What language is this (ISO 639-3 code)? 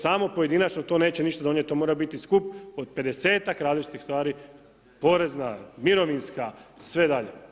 hrv